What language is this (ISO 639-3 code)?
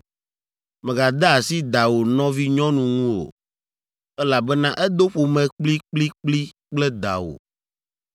ewe